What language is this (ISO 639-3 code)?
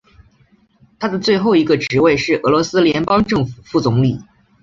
zho